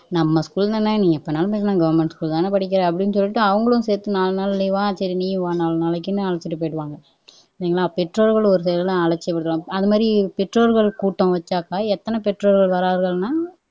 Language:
Tamil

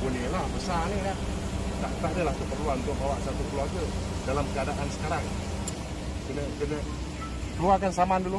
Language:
Malay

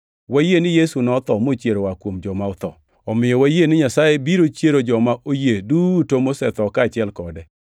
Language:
Luo (Kenya and Tanzania)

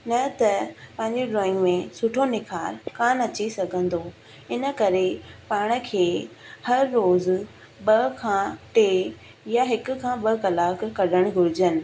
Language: Sindhi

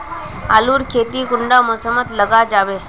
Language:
Magahi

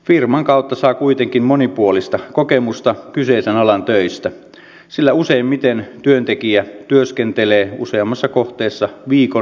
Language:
Finnish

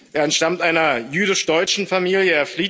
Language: German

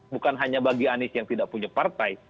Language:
Indonesian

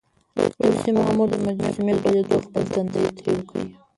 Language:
Pashto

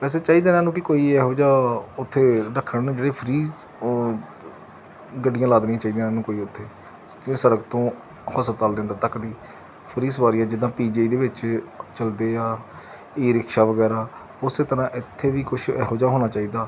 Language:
Punjabi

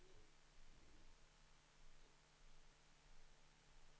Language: Swedish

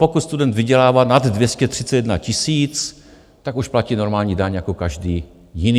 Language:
Czech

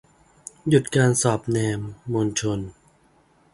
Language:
Thai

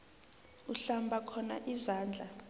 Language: South Ndebele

